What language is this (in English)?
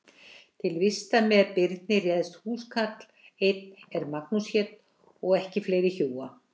Icelandic